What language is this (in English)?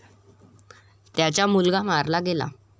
Marathi